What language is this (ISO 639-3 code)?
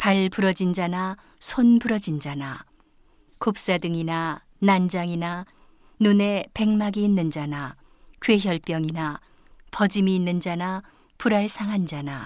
kor